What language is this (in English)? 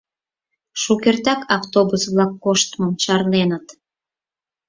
Mari